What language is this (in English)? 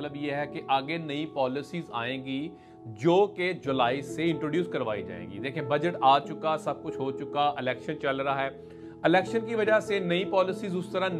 Urdu